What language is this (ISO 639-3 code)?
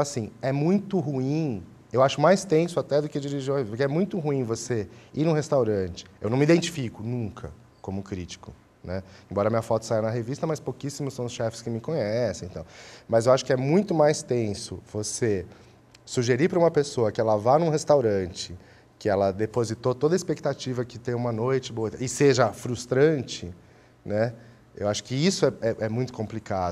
por